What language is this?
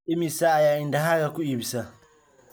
Somali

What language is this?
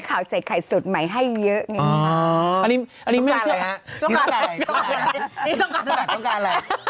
Thai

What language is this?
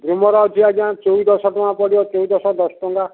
Odia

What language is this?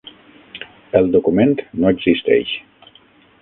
Catalan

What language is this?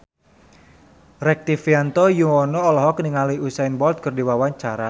Sundanese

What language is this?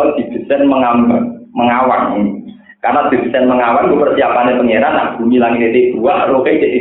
Indonesian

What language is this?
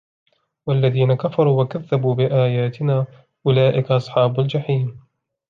Arabic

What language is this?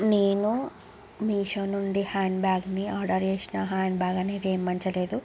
Telugu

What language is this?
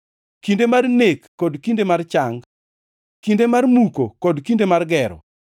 Luo (Kenya and Tanzania)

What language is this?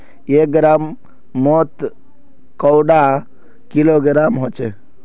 Magahi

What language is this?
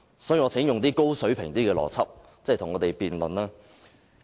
Cantonese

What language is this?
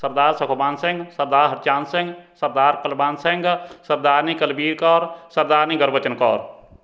Punjabi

